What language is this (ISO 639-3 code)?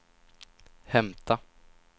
swe